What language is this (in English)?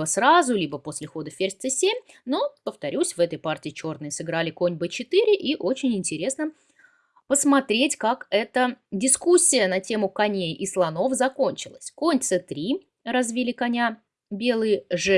Russian